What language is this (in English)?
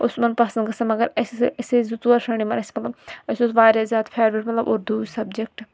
Kashmiri